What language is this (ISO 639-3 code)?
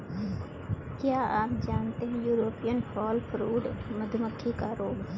hin